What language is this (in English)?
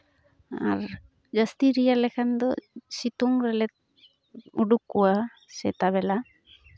Santali